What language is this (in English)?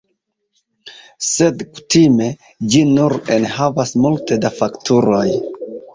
Esperanto